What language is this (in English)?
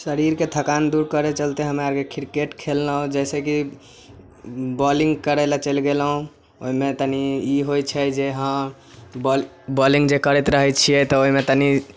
Maithili